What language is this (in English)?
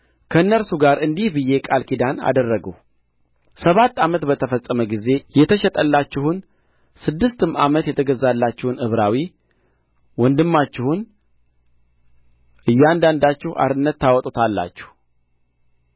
Amharic